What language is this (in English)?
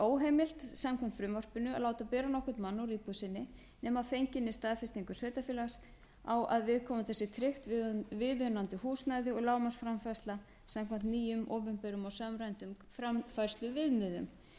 Icelandic